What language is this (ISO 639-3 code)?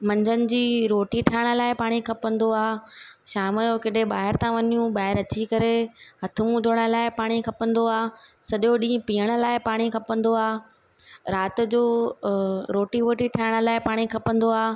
snd